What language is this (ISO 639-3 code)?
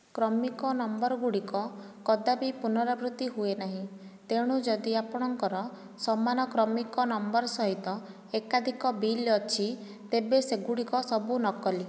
ori